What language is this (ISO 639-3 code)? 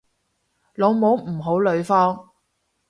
yue